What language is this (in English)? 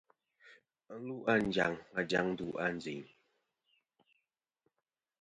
Kom